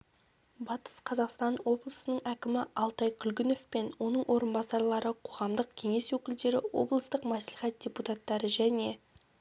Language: Kazakh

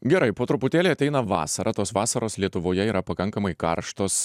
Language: Lithuanian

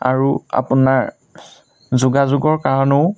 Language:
Assamese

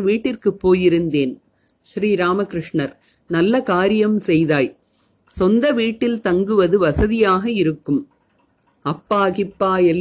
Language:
Tamil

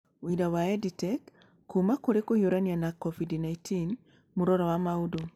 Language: Kikuyu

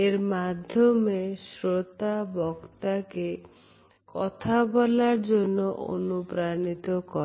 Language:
Bangla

